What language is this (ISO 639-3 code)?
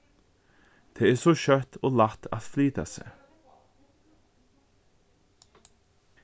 fao